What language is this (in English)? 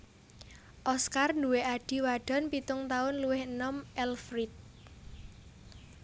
Javanese